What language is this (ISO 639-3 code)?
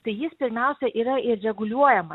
lit